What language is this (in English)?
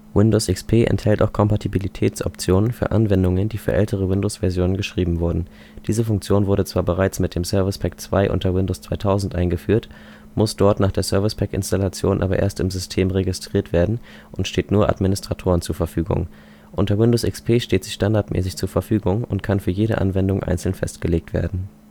German